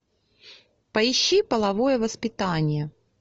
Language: Russian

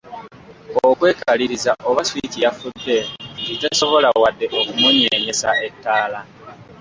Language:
Ganda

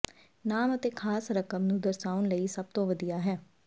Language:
Punjabi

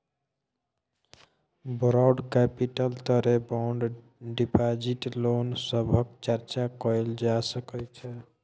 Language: Maithili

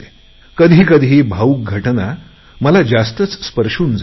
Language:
Marathi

